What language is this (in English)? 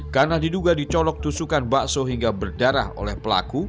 Indonesian